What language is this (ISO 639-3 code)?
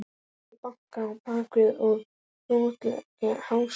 isl